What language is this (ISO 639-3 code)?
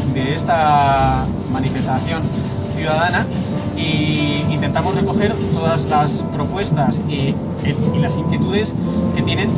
spa